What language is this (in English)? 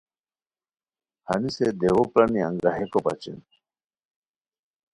Khowar